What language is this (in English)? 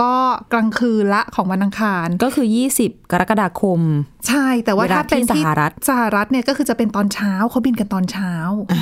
Thai